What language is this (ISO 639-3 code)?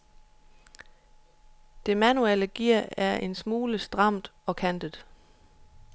dan